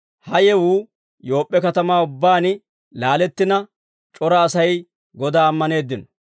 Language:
Dawro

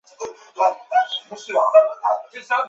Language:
Chinese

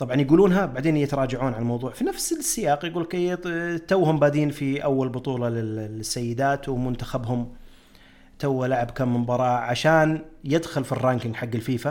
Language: Arabic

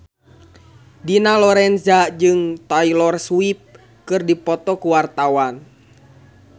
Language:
Sundanese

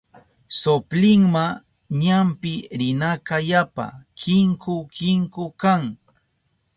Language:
Southern Pastaza Quechua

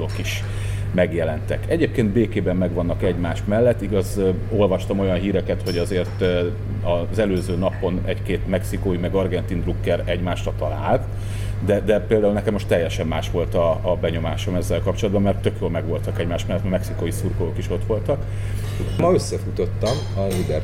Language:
Hungarian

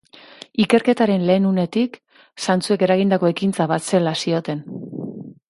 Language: Basque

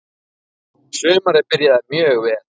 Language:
Icelandic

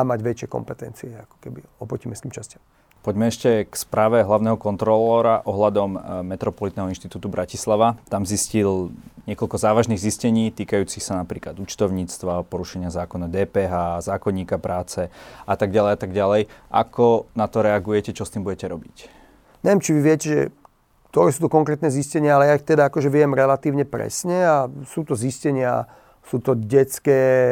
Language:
Slovak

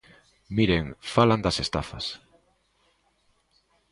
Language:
Galician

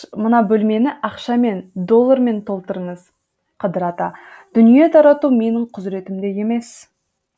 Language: Kazakh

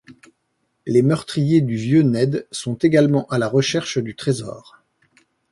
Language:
French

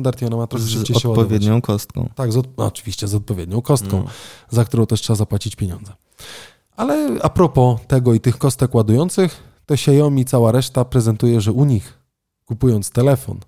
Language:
Polish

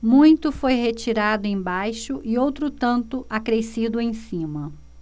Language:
Portuguese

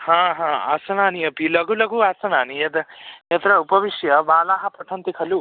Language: Sanskrit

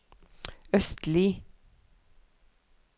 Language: Norwegian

